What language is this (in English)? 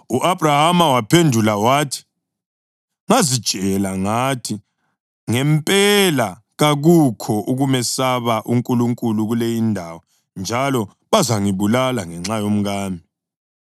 North Ndebele